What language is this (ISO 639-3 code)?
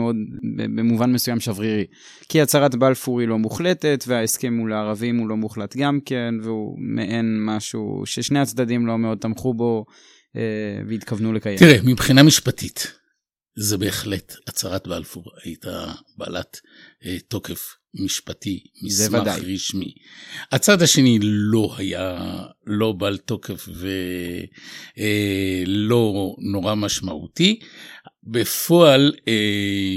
heb